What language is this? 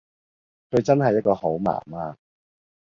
Cantonese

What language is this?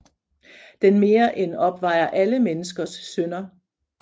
Danish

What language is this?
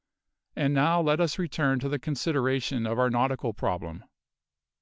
English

